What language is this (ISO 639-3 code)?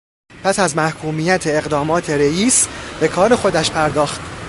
fas